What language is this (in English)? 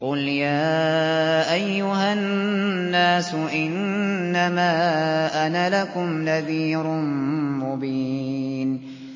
Arabic